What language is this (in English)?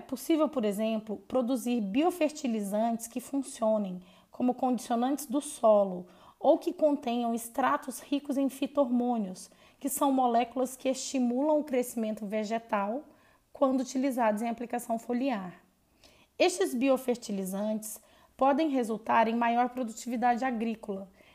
Portuguese